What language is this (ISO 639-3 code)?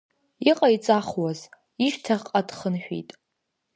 abk